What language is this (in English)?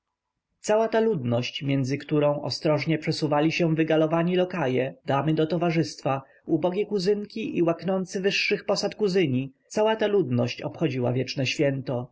Polish